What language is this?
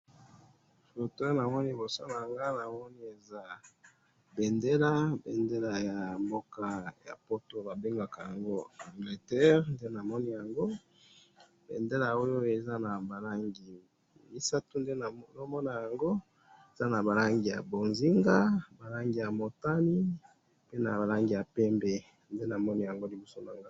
Lingala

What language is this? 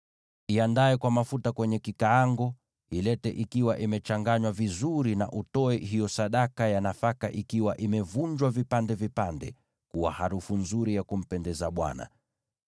Swahili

